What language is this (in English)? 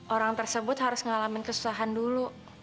Indonesian